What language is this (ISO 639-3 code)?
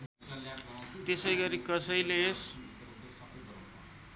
nep